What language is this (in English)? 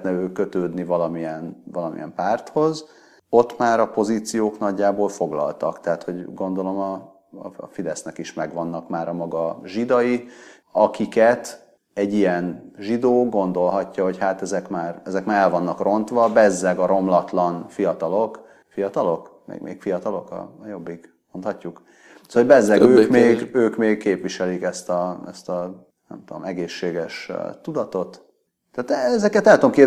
Hungarian